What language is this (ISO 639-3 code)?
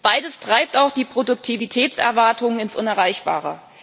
deu